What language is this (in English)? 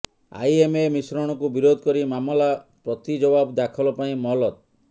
Odia